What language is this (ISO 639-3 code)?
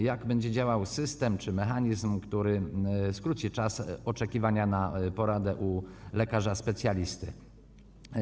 pol